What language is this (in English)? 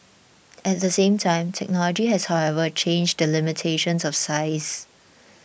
English